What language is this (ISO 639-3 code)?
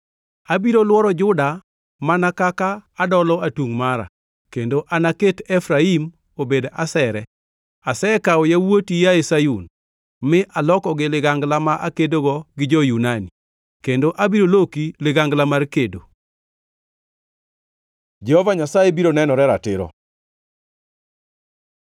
luo